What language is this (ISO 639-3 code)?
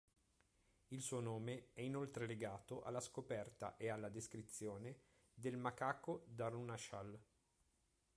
ita